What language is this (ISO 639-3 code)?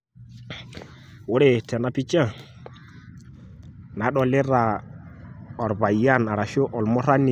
mas